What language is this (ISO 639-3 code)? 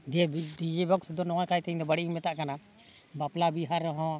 sat